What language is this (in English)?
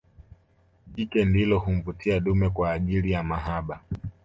Swahili